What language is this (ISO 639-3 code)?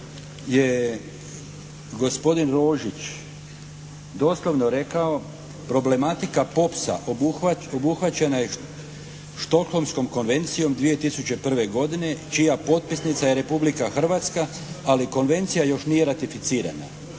hrv